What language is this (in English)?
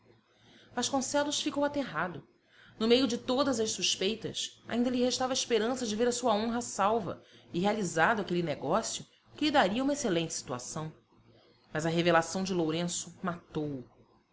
Portuguese